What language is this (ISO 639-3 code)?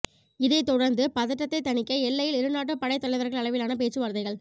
tam